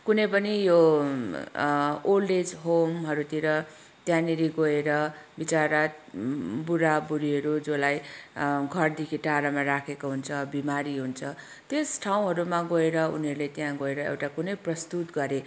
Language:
Nepali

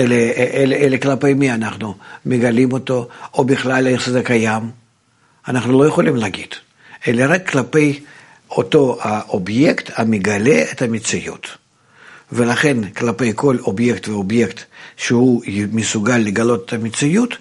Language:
Hebrew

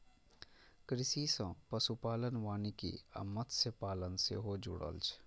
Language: Maithili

